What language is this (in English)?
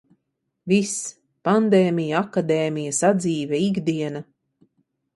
Latvian